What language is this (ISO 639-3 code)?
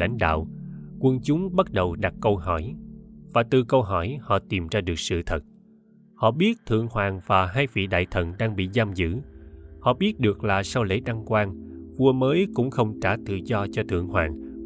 vie